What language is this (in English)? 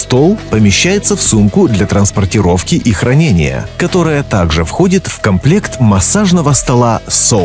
Russian